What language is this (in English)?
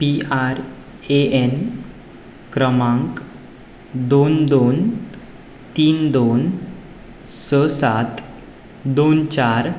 Konkani